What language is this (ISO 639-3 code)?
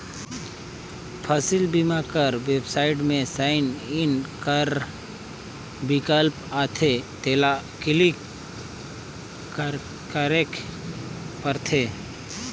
hne